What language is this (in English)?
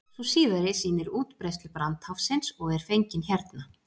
Icelandic